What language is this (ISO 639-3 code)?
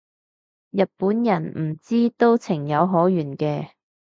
yue